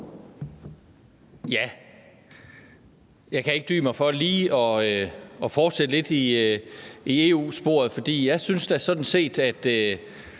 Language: Danish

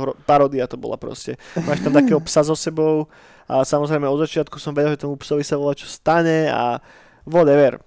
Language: Slovak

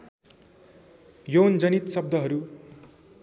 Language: Nepali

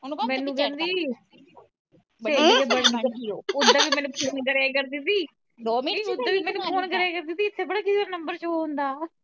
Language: Punjabi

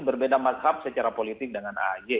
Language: Indonesian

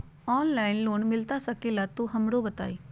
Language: Magahi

